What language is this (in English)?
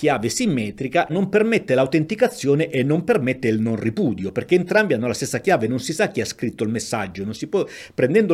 Italian